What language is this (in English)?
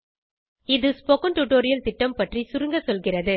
Tamil